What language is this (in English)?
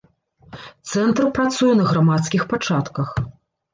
Belarusian